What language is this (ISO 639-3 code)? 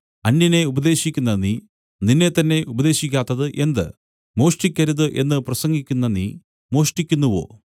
mal